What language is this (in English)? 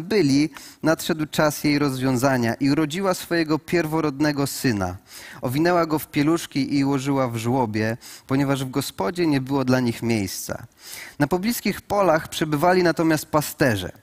Polish